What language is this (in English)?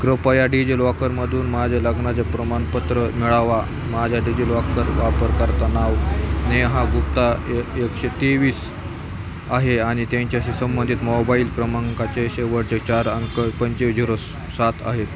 Marathi